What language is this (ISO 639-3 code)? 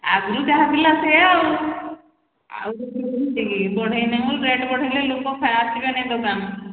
ori